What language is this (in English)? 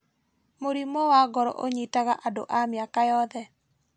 Kikuyu